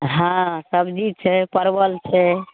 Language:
Maithili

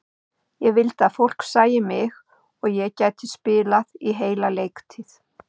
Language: Icelandic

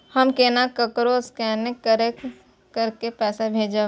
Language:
Maithili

